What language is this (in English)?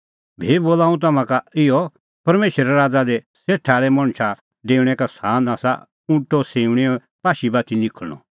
Kullu Pahari